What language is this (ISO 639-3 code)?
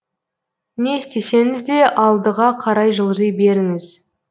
kaz